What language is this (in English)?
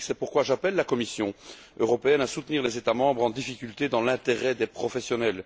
French